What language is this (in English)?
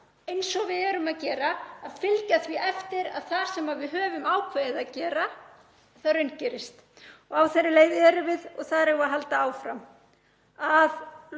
Icelandic